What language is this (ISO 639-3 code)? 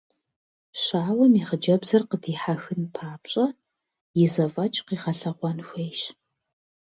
kbd